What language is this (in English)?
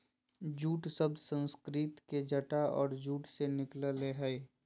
Magahi